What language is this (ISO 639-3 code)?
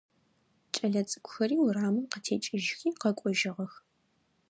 ady